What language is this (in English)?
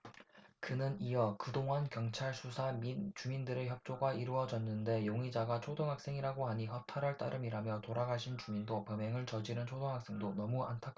Korean